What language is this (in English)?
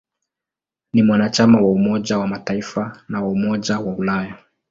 Swahili